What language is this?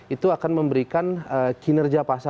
Indonesian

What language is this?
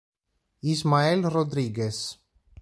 Italian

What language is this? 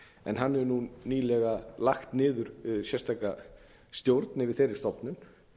Icelandic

